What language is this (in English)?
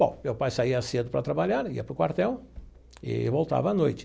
Portuguese